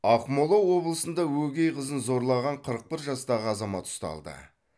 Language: Kazakh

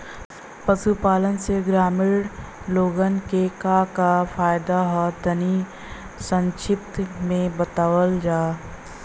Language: Bhojpuri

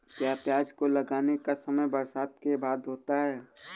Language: Hindi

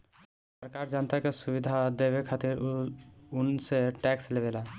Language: Bhojpuri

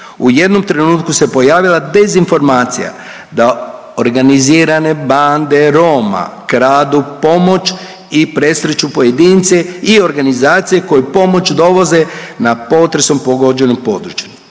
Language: Croatian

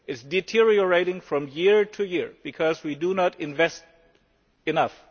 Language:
English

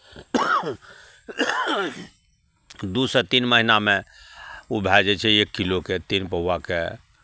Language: Maithili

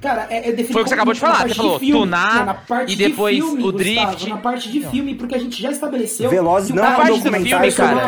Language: Portuguese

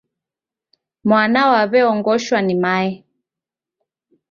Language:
Taita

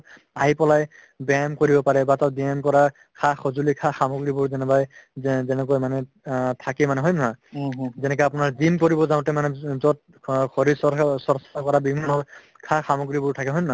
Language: Assamese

